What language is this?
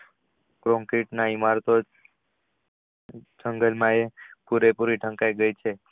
Gujarati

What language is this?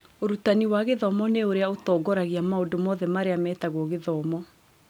Kikuyu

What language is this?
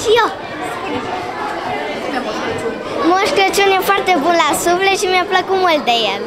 Romanian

